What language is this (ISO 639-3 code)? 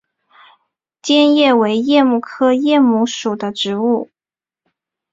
zho